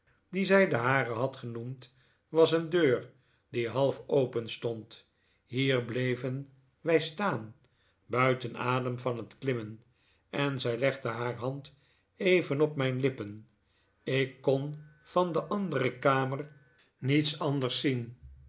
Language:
Dutch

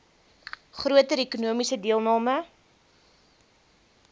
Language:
Afrikaans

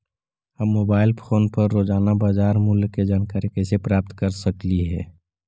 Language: Magahi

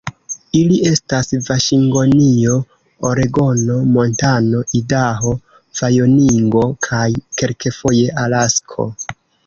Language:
Esperanto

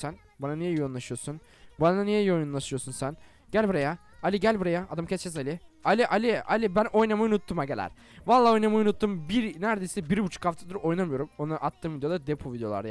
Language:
Turkish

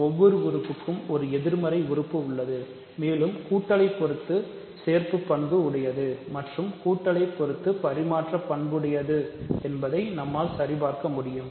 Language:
Tamil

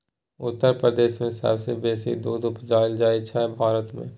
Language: Maithili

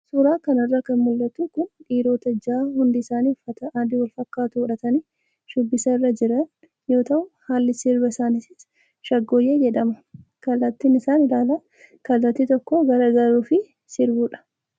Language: Oromo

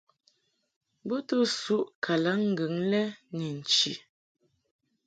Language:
Mungaka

